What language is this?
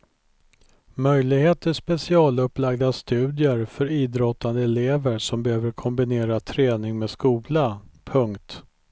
Swedish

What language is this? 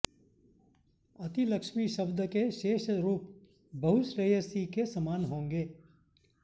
Sanskrit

